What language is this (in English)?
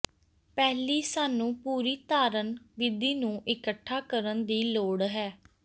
Punjabi